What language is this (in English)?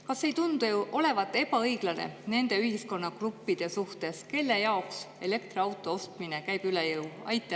Estonian